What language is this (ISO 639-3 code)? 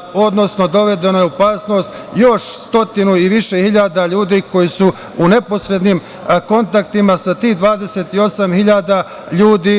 srp